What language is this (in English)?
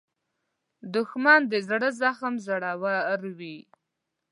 Pashto